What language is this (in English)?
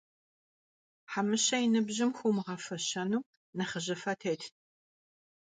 Kabardian